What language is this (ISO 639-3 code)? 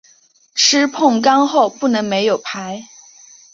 zho